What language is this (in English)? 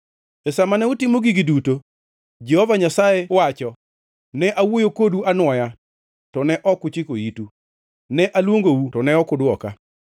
Luo (Kenya and Tanzania)